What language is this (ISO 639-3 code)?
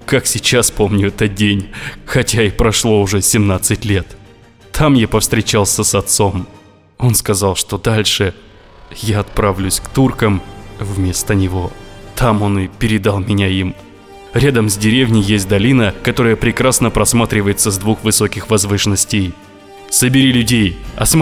rus